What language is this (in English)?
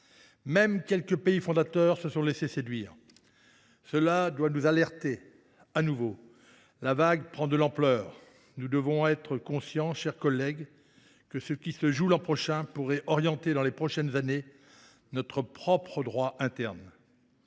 French